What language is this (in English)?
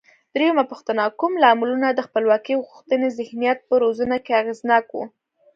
Pashto